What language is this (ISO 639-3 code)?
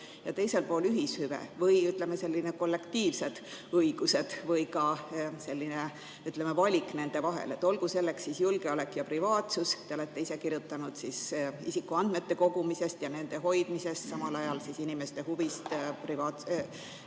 est